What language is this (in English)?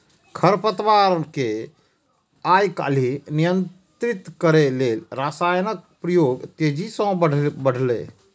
Maithili